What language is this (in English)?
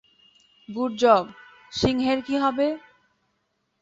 Bangla